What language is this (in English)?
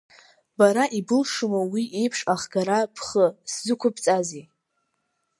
Abkhazian